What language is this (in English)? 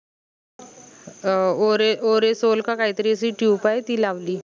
Marathi